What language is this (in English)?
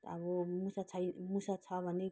Nepali